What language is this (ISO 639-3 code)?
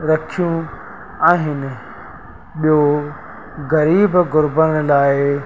snd